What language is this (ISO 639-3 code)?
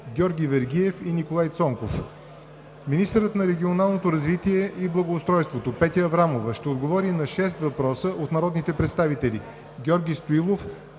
bul